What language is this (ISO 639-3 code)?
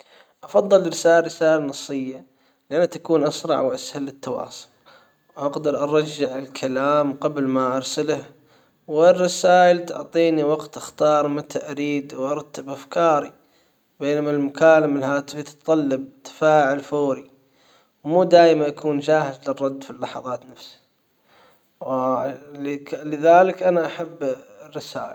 acw